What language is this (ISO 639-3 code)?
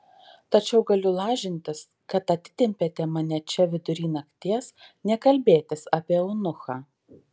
lit